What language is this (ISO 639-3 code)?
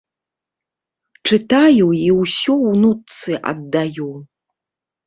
bel